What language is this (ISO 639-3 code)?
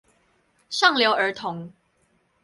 zho